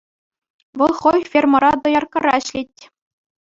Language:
Chuvash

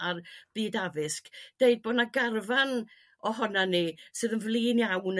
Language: Welsh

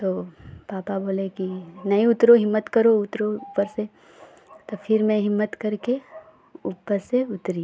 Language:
Hindi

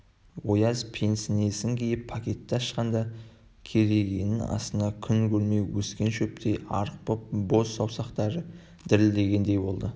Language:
Kazakh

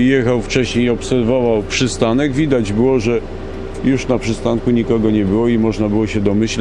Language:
Polish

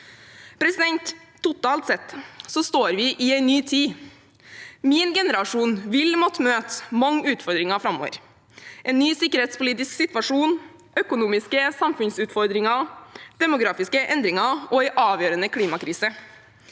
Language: Norwegian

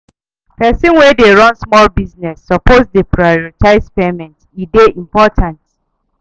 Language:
Nigerian Pidgin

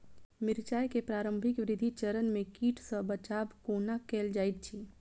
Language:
Maithili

